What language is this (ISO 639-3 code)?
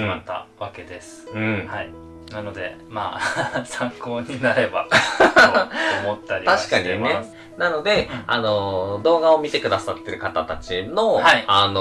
jpn